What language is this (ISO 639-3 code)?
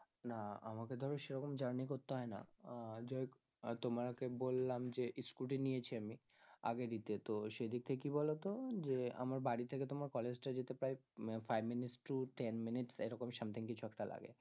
ben